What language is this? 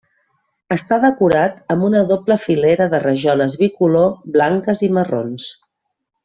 Catalan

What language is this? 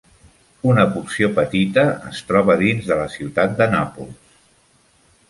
Catalan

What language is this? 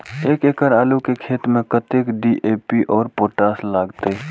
Maithili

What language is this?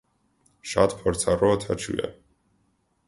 Armenian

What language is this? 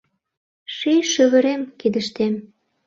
Mari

